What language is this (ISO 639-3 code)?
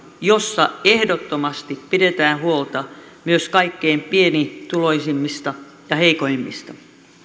fin